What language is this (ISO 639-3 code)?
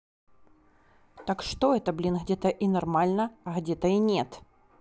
rus